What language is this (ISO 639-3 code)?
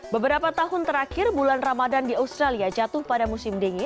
ind